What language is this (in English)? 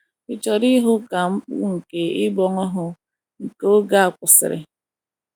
Igbo